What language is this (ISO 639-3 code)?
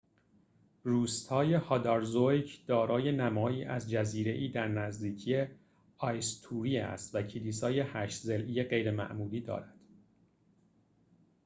fas